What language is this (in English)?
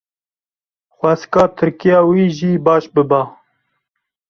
Kurdish